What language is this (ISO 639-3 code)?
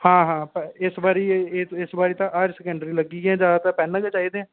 doi